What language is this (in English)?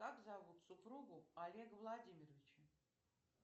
Russian